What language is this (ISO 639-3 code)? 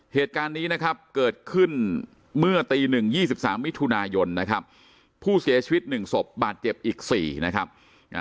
tha